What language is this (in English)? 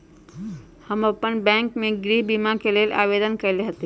Magahi